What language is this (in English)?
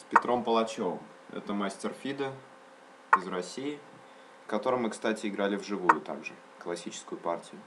Russian